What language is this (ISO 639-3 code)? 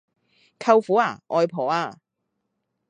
yue